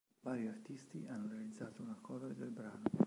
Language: Italian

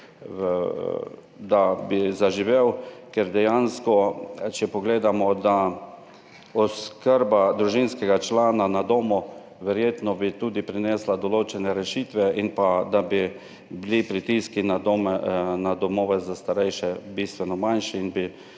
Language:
Slovenian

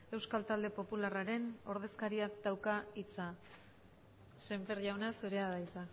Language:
Basque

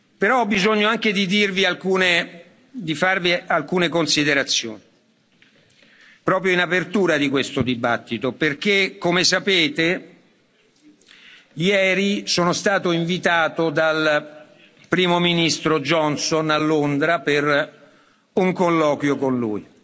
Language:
Italian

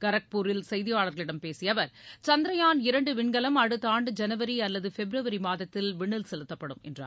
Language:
Tamil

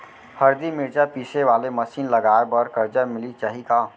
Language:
Chhattisgarhi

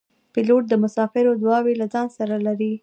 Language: Pashto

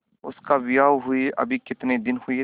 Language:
Hindi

